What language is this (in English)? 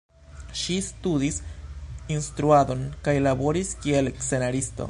Esperanto